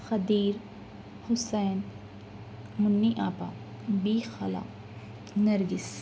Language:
Urdu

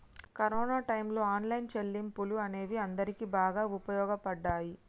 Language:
Telugu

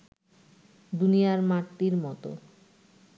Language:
Bangla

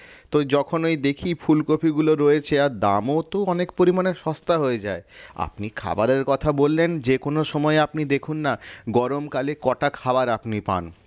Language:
Bangla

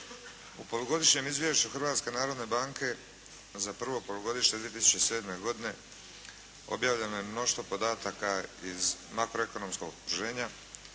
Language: Croatian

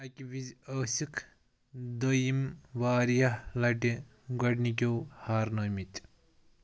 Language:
Kashmiri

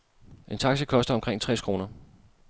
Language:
Danish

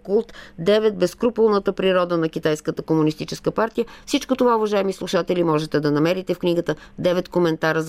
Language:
Bulgarian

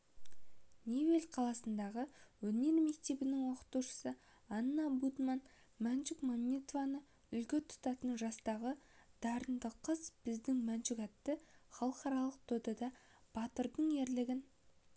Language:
Kazakh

